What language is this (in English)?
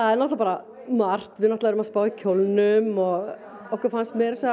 Icelandic